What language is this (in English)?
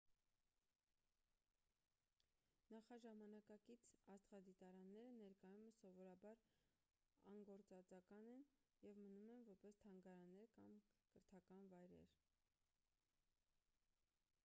Armenian